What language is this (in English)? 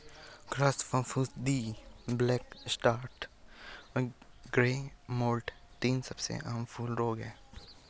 Hindi